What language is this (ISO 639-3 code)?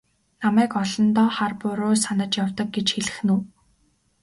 mon